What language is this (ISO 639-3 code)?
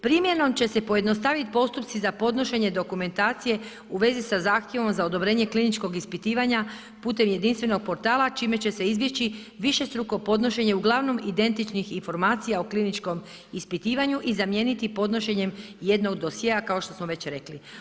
hrv